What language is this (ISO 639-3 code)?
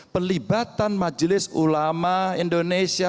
ind